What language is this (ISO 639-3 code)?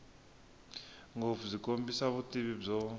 tso